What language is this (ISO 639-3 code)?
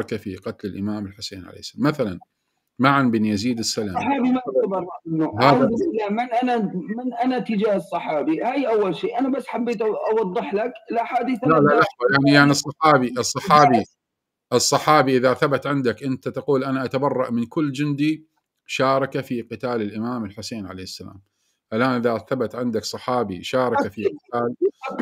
ara